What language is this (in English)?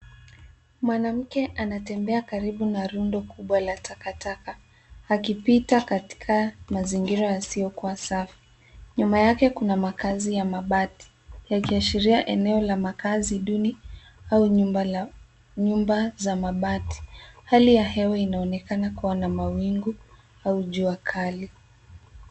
Swahili